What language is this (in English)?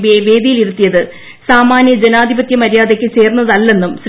Malayalam